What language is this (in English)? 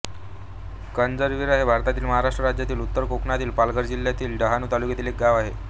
Marathi